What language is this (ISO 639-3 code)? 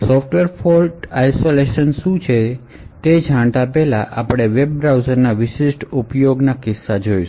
guj